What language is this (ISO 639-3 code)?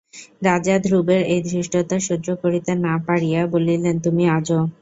ben